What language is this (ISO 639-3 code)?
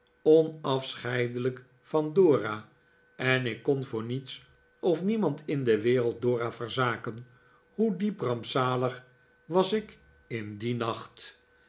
nld